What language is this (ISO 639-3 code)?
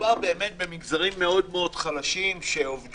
heb